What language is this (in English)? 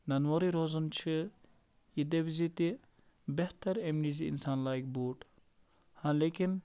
Kashmiri